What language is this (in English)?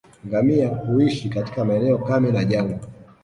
Swahili